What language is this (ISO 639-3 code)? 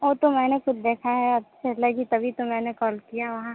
hin